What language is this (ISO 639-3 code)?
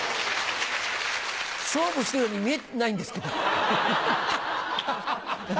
jpn